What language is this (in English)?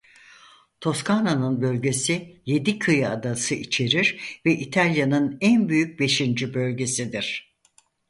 Turkish